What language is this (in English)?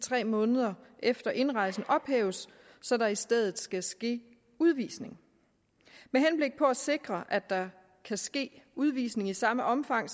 Danish